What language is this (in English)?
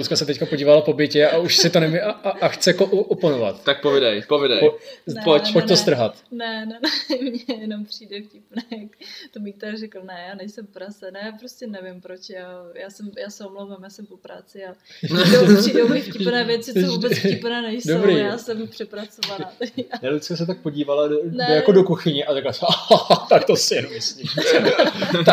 Czech